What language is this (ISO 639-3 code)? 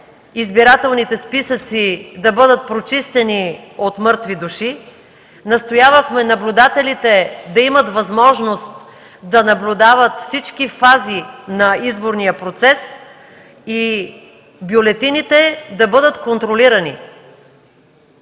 bul